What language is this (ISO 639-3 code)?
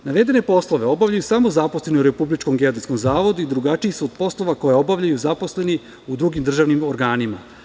srp